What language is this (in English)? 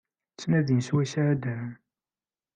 Kabyle